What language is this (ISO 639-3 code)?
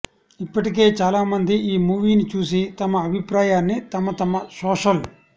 tel